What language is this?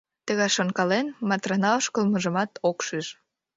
Mari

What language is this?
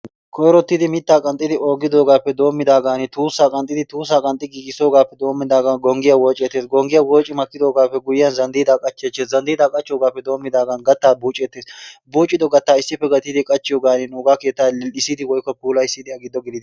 Wolaytta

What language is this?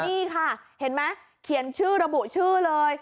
Thai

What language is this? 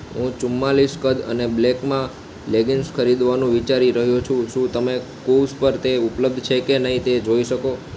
Gujarati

